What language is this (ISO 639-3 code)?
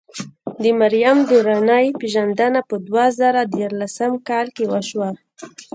pus